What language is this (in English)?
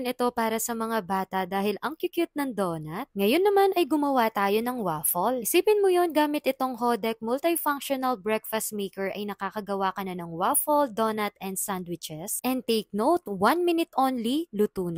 Filipino